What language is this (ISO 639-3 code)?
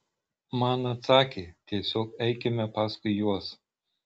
lit